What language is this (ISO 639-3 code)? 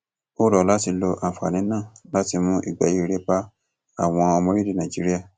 yor